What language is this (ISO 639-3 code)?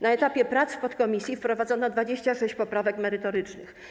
pol